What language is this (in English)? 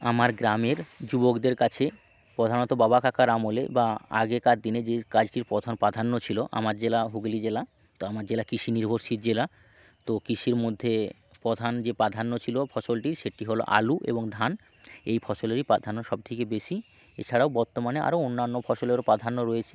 Bangla